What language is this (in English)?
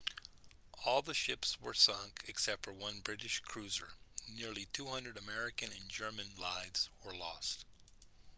English